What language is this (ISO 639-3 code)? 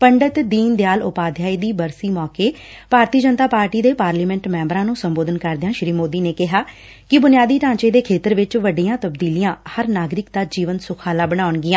pan